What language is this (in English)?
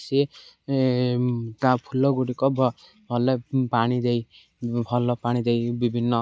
Odia